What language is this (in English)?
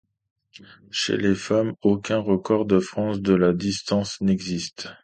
French